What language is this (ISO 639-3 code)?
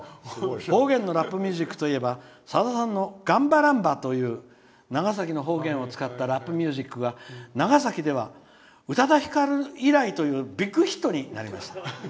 jpn